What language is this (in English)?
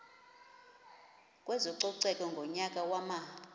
Xhosa